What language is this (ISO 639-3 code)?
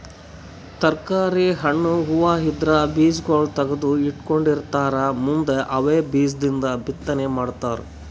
kan